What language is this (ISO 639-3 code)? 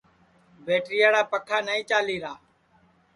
ssi